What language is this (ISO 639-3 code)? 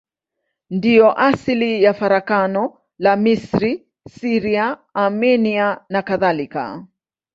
swa